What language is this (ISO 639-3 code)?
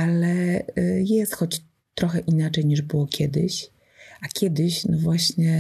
pol